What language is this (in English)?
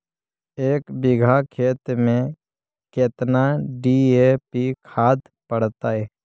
Magahi